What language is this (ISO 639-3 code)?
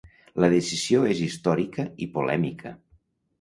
cat